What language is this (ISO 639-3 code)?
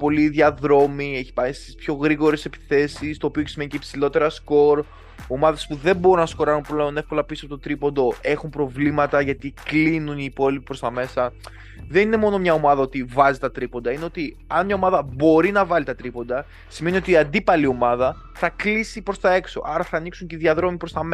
ell